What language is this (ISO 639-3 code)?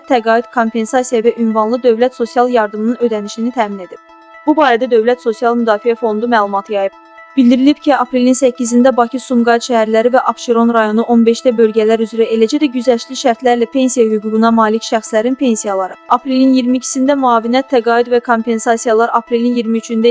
aze